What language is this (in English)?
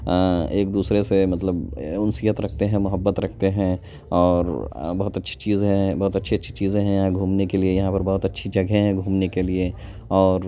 Urdu